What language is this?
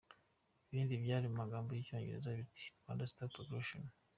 Kinyarwanda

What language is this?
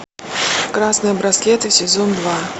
Russian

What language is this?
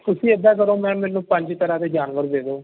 Punjabi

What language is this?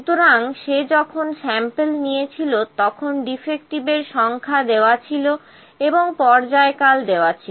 Bangla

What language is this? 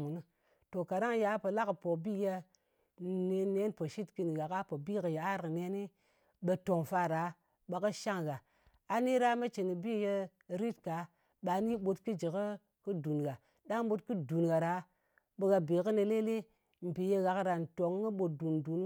Ngas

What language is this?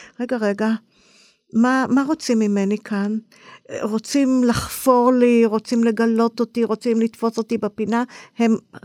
Hebrew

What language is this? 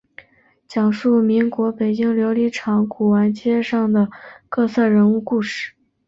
Chinese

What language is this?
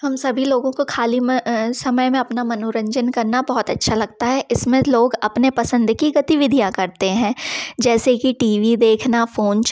Hindi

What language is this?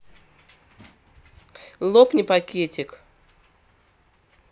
Russian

